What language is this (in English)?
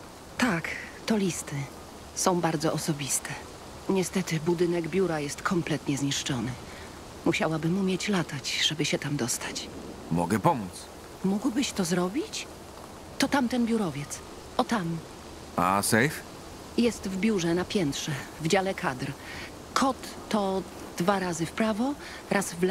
Polish